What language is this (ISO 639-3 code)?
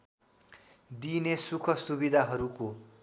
nep